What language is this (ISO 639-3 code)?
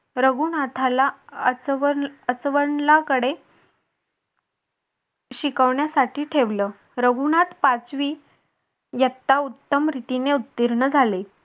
mar